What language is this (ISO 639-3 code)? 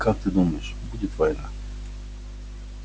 rus